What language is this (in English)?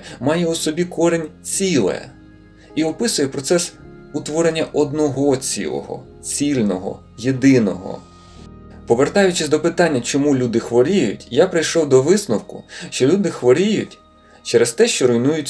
Ukrainian